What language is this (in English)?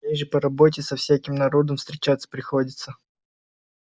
Russian